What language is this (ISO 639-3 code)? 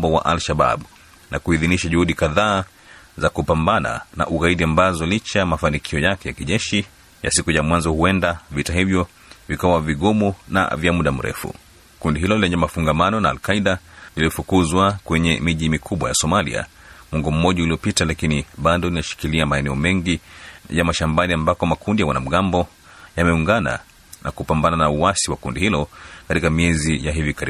swa